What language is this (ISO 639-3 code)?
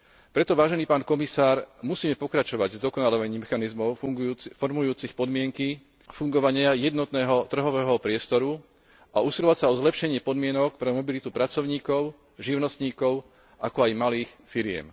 slk